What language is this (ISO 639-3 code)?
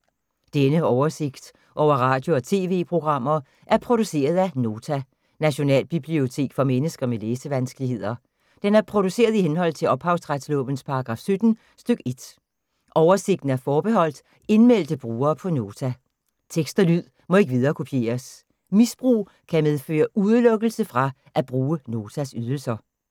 dan